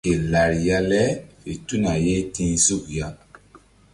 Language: Mbum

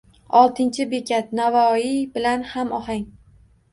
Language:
Uzbek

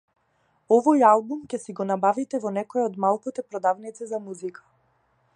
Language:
Macedonian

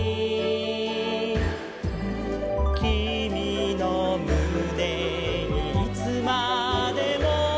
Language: Japanese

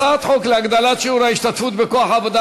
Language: Hebrew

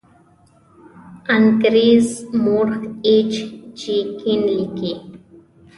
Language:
Pashto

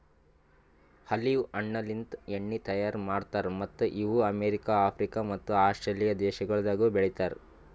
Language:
Kannada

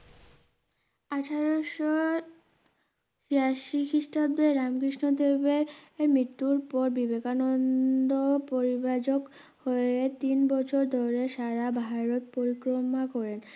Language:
Bangla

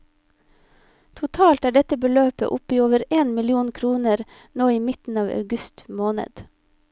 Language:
Norwegian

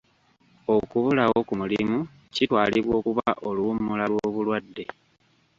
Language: Ganda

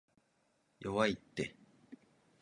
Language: Japanese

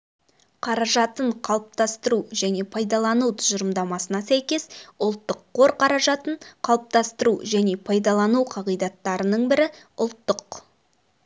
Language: Kazakh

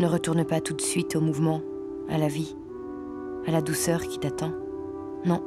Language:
French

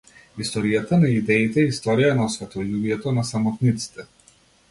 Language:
Macedonian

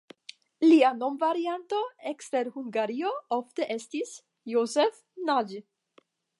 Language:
Esperanto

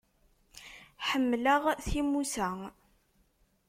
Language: Kabyle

